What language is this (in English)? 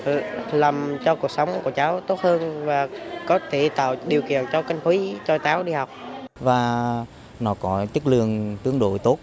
Vietnamese